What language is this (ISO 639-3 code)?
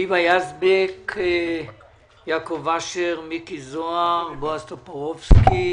heb